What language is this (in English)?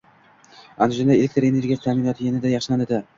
Uzbek